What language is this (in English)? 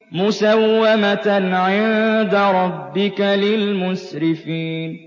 Arabic